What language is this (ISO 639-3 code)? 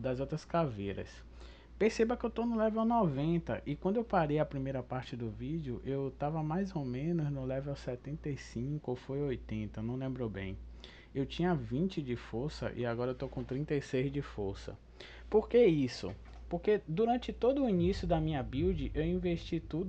por